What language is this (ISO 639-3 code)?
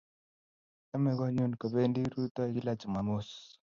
kln